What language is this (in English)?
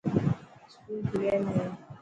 Dhatki